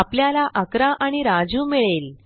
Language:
Marathi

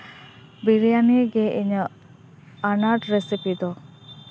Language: Santali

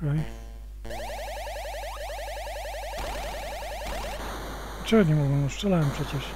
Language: Polish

